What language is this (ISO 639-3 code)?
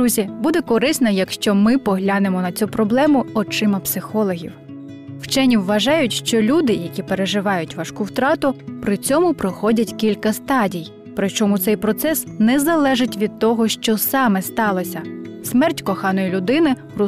ukr